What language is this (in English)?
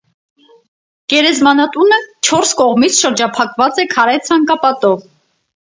Armenian